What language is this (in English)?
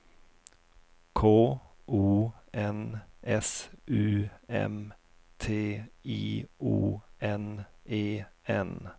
Swedish